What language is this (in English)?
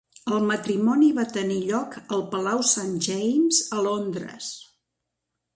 Catalan